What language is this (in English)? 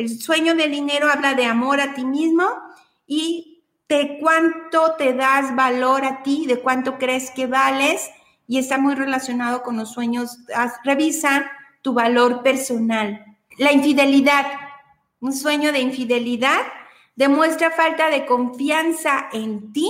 Spanish